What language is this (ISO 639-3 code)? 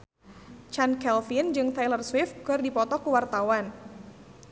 sun